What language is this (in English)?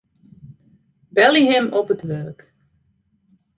Western Frisian